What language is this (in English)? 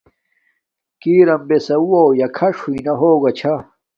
Domaaki